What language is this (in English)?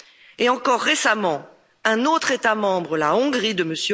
French